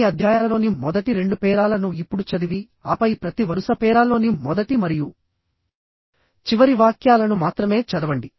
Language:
Telugu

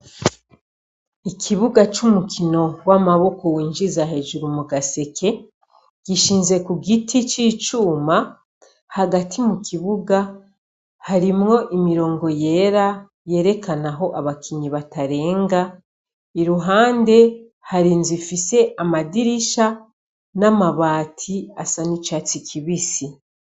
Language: Rundi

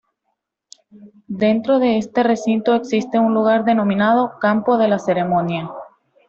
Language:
Spanish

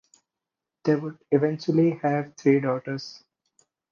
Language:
English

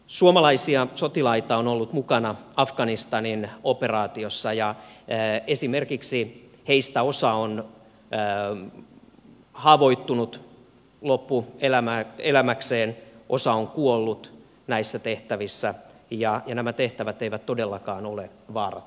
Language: Finnish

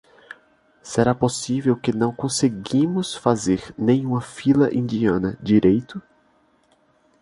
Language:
Portuguese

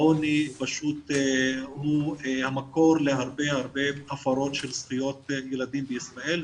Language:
Hebrew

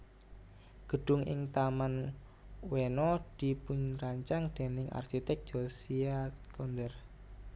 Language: Javanese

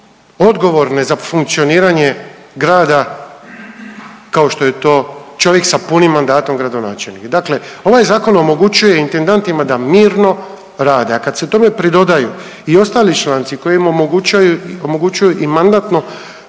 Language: Croatian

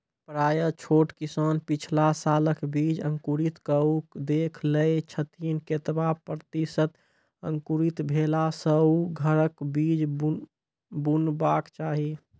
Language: Maithili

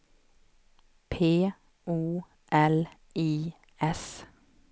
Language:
Swedish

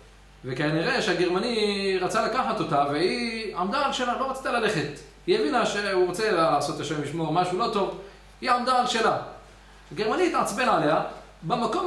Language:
Hebrew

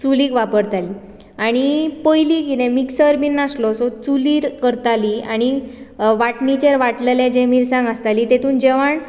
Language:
Konkani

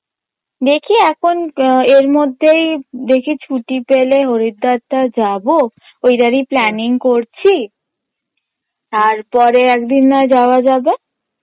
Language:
Bangla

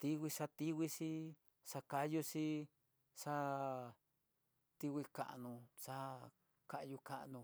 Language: Tidaá Mixtec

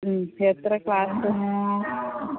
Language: Malayalam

